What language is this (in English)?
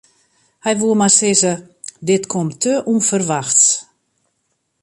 Western Frisian